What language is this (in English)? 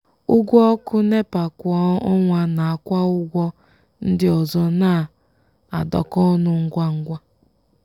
Igbo